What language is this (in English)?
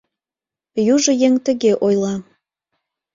Mari